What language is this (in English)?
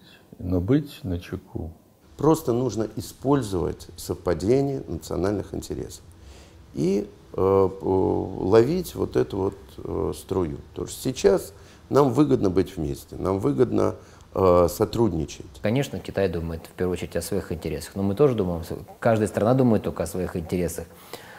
Russian